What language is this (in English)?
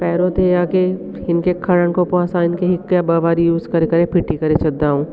Sindhi